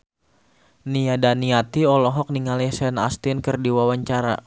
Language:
Sundanese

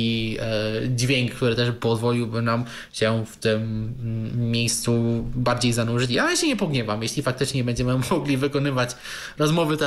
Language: Polish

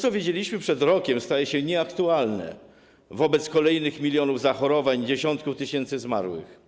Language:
Polish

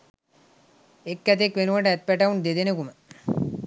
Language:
Sinhala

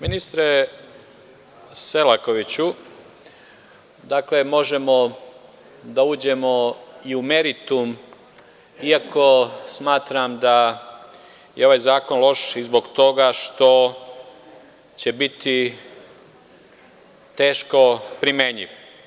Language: Serbian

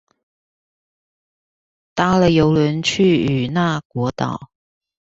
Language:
Chinese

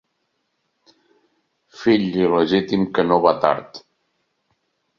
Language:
Catalan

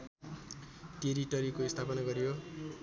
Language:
Nepali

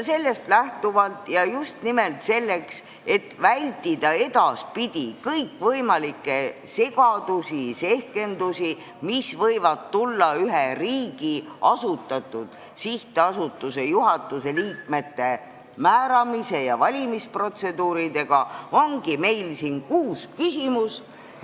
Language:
Estonian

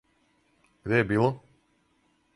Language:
Serbian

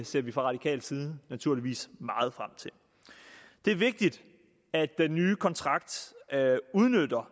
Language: Danish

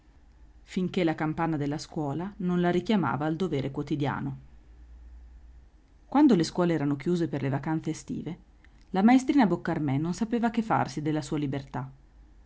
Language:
Italian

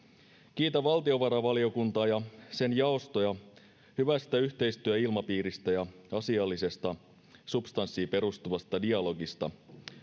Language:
Finnish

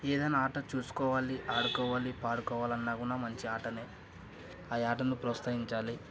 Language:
Telugu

